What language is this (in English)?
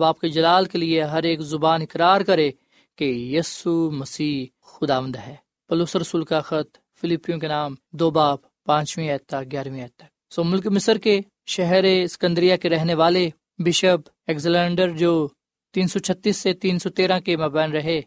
Urdu